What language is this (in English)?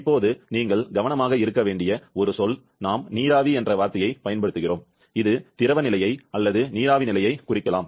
Tamil